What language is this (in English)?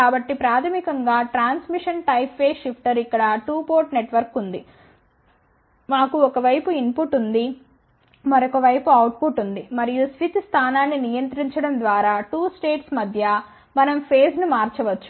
Telugu